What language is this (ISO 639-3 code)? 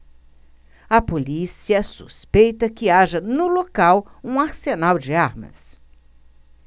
por